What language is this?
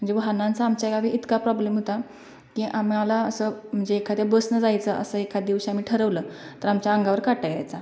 Marathi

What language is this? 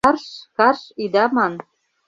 Mari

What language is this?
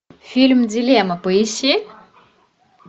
Russian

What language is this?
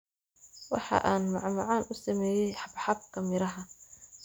Somali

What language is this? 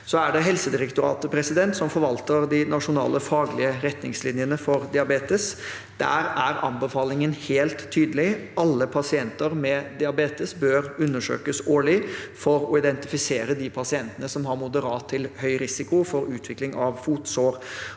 Norwegian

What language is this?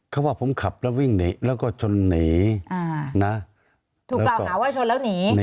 Thai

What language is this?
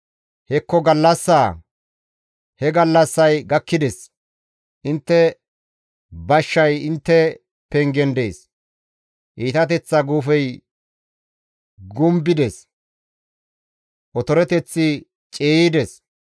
Gamo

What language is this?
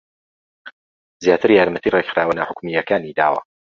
Central Kurdish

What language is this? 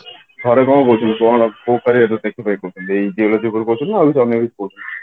Odia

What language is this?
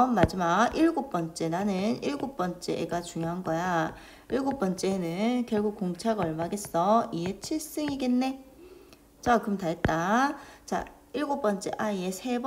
Korean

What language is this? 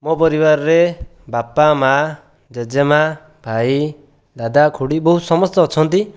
Odia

